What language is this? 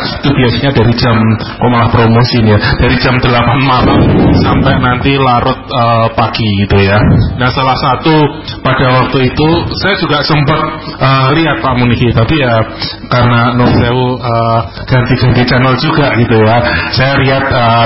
Indonesian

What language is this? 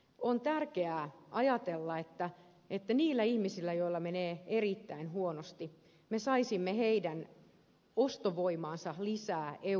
Finnish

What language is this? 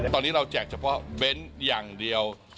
Thai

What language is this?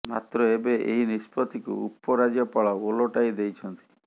Odia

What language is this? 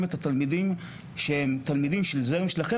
Hebrew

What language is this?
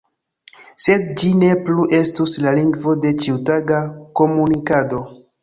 Esperanto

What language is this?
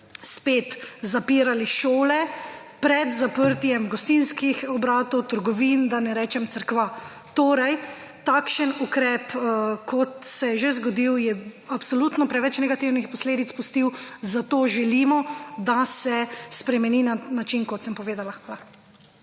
Slovenian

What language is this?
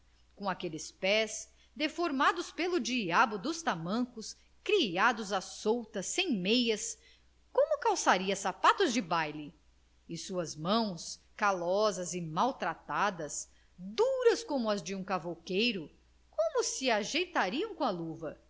Portuguese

